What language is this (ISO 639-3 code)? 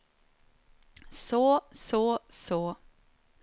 nor